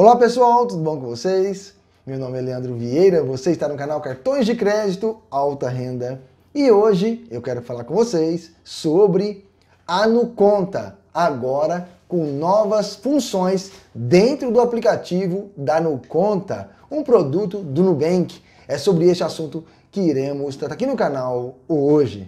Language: Portuguese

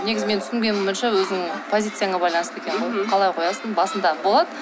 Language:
Kazakh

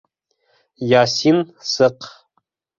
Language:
Bashkir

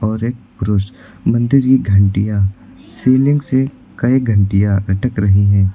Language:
Hindi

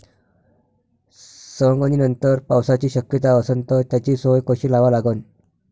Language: Marathi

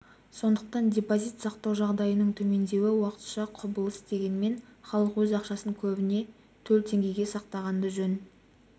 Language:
Kazakh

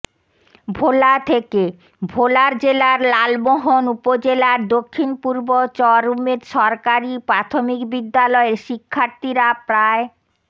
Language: Bangla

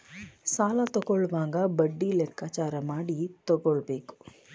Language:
Kannada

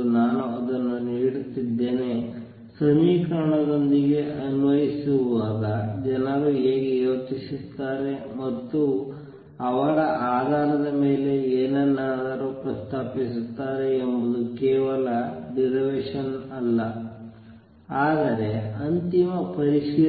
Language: Kannada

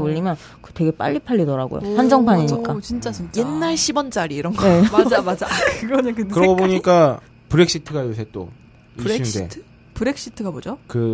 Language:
Korean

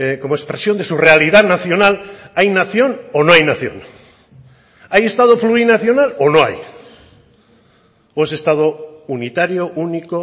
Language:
Spanish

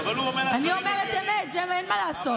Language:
Hebrew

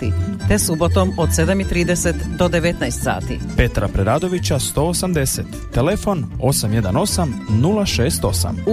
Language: Croatian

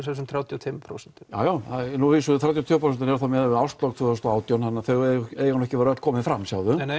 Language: Icelandic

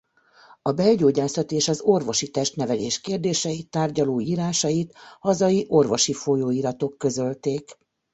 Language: Hungarian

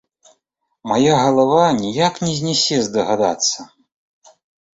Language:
Belarusian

